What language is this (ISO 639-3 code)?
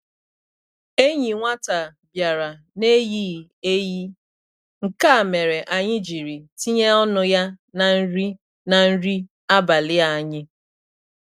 ibo